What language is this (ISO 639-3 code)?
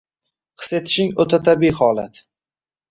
uzb